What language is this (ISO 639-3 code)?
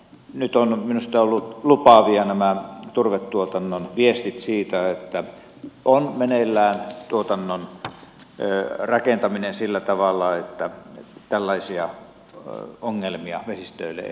fin